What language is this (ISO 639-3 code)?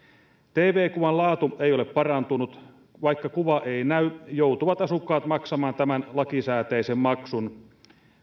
fin